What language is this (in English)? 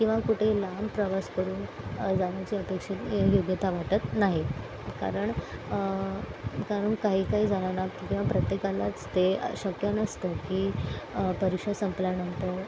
Marathi